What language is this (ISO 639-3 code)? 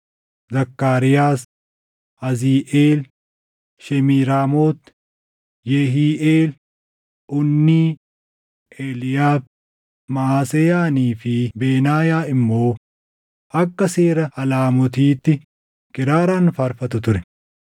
orm